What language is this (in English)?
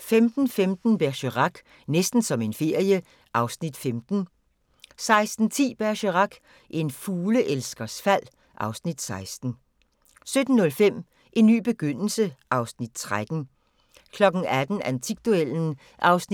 Danish